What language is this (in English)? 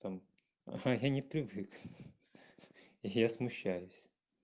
Russian